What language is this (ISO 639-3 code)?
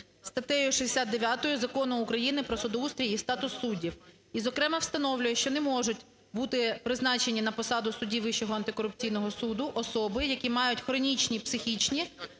ukr